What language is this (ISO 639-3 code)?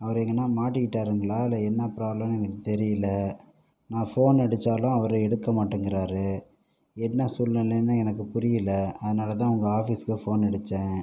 tam